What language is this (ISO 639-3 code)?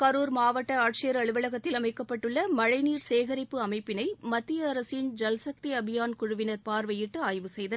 tam